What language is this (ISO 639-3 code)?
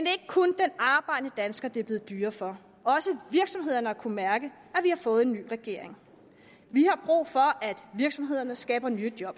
dan